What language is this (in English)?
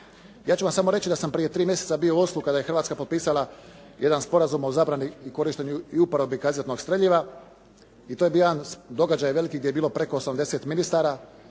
Croatian